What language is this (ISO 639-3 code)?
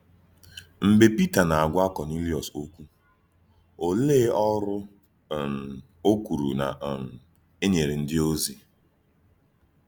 ibo